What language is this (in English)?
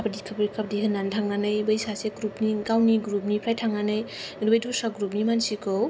Bodo